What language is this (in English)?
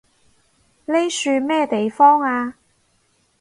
Cantonese